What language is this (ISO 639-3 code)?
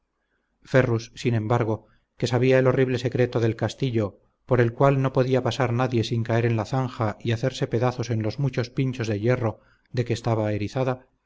spa